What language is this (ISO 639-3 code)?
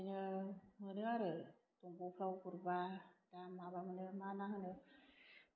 brx